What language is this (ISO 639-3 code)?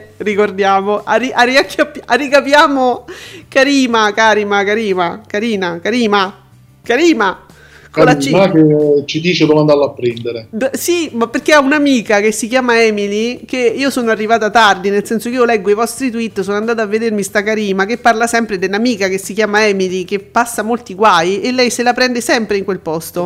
ita